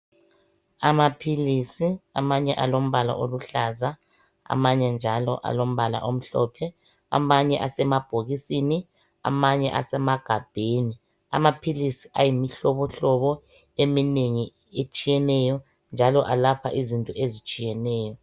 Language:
North Ndebele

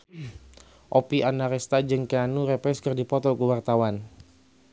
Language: Sundanese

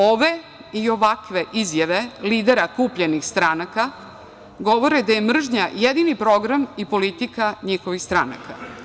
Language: Serbian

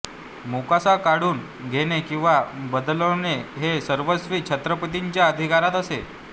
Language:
Marathi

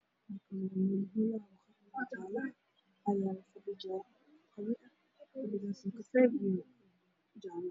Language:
Somali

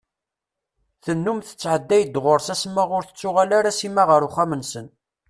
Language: Kabyle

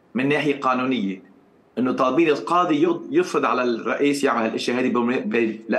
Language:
Arabic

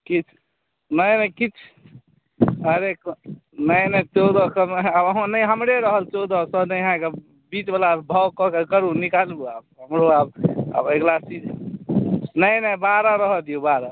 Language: Maithili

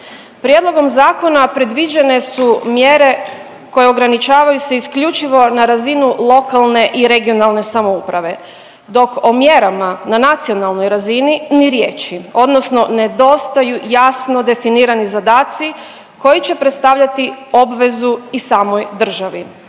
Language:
Croatian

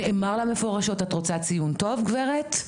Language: Hebrew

